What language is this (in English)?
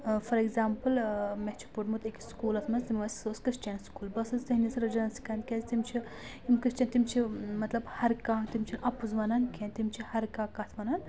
Kashmiri